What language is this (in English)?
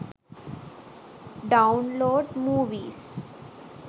Sinhala